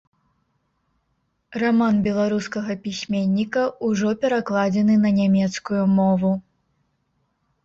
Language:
Belarusian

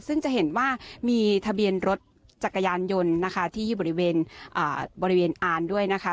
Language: Thai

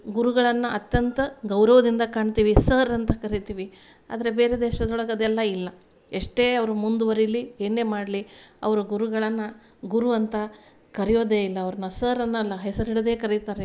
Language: Kannada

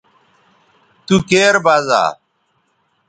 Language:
Bateri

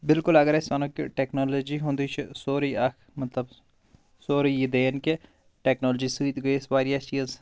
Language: Kashmiri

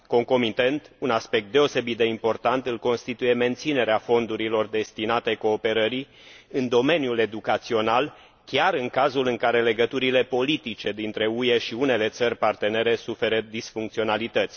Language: Romanian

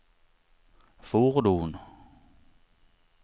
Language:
Swedish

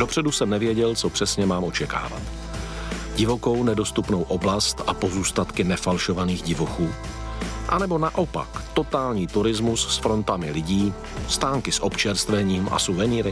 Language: Czech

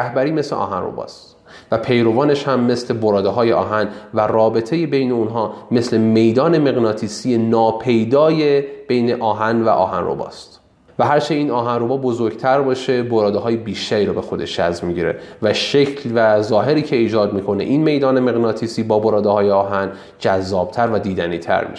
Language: Persian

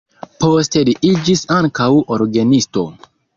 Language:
Esperanto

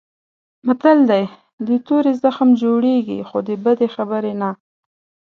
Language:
Pashto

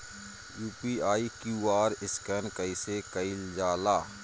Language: Bhojpuri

